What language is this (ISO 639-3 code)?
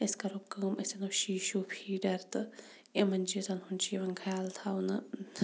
kas